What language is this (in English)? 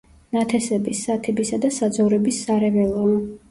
Georgian